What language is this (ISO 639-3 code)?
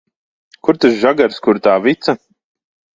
lav